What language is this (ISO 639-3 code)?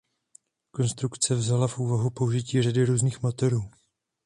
ces